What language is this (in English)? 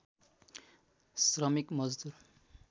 Nepali